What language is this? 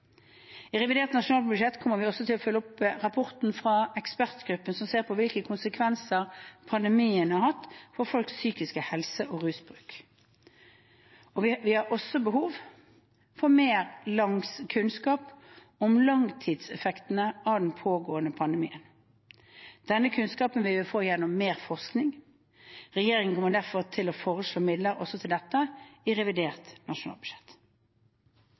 Norwegian Bokmål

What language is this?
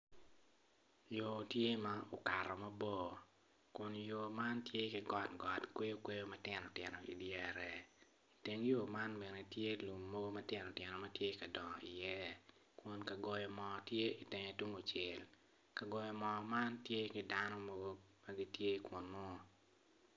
Acoli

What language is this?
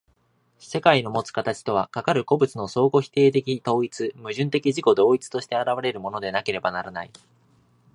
Japanese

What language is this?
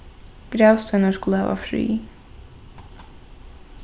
Faroese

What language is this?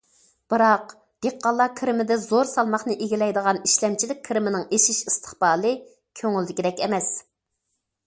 Uyghur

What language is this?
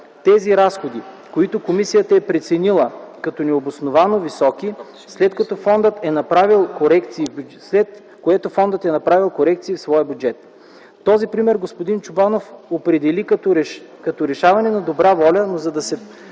Bulgarian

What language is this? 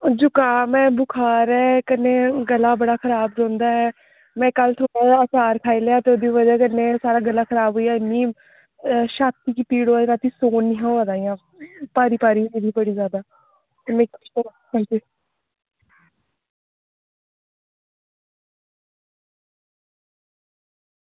Dogri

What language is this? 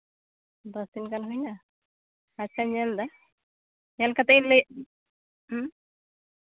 Santali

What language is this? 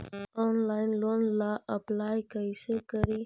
Magahi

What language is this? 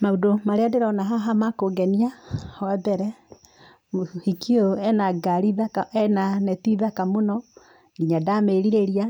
Kikuyu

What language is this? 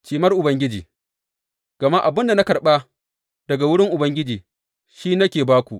Hausa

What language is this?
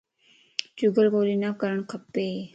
Lasi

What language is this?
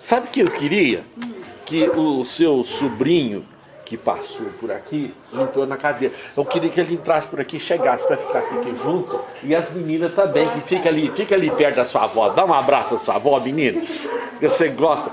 Portuguese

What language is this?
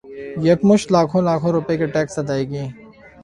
Urdu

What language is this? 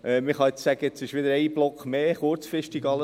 Swiss German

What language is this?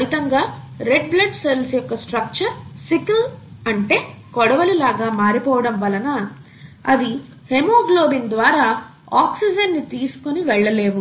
Telugu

